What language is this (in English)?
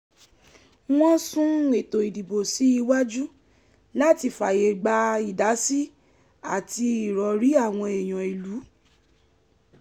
Yoruba